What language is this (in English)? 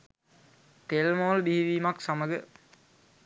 Sinhala